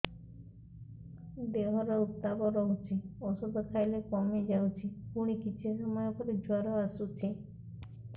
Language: Odia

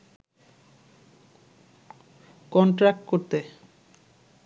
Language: Bangla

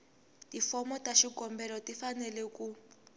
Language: Tsonga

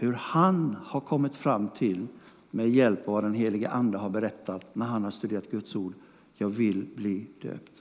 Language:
Swedish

